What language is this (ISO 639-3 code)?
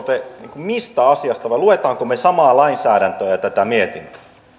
fin